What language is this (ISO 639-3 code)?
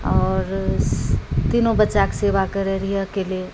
mai